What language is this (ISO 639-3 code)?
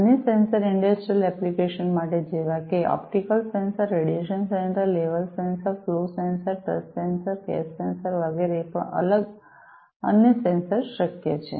guj